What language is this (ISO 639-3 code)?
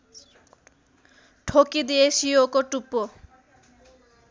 nep